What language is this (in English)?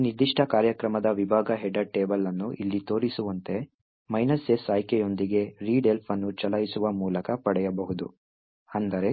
Kannada